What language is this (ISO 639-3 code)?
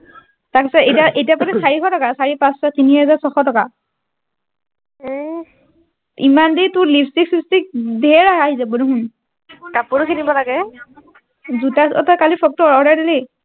asm